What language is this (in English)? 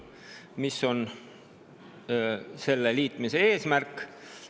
Estonian